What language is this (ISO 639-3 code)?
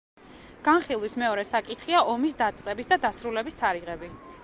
kat